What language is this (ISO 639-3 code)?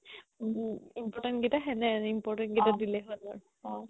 asm